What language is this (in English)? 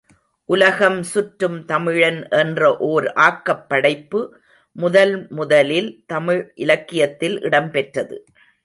Tamil